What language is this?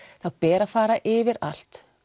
Icelandic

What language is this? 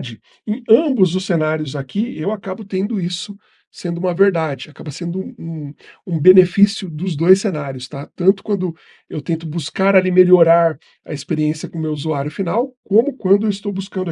Portuguese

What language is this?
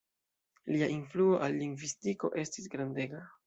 Esperanto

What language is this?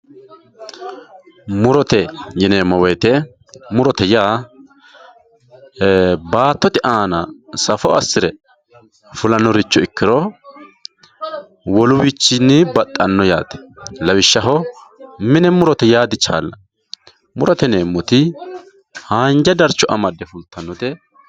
Sidamo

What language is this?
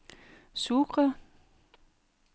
Danish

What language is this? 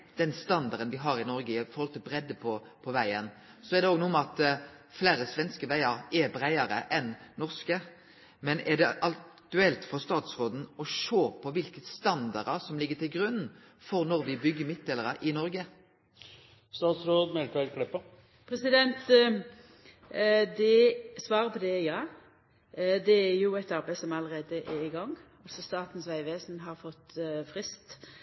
Norwegian Nynorsk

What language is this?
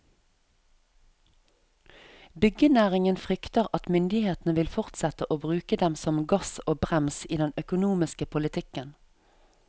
Norwegian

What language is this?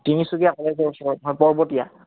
Assamese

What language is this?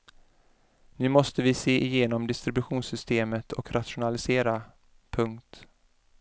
Swedish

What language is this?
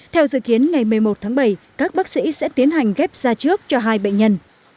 Vietnamese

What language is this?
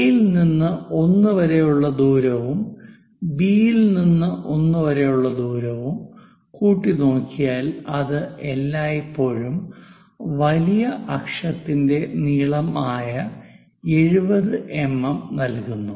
Malayalam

